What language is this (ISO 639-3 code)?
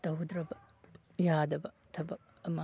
mni